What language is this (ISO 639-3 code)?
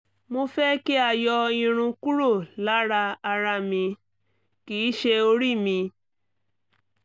yor